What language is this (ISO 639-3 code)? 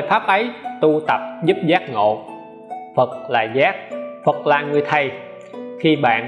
vie